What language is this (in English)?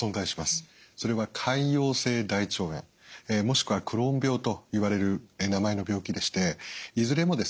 Japanese